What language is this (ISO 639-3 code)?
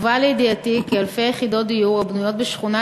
heb